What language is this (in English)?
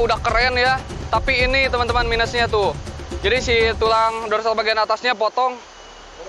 Indonesian